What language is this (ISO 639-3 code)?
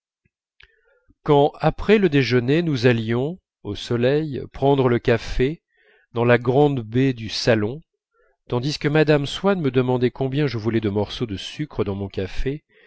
fra